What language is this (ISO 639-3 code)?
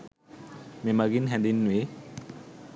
sin